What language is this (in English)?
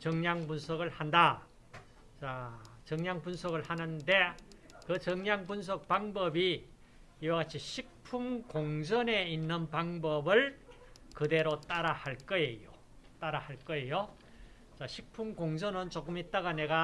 Korean